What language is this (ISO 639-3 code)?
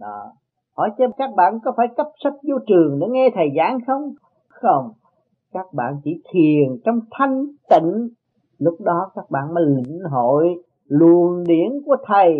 vie